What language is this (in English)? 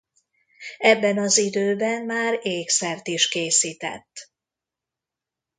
Hungarian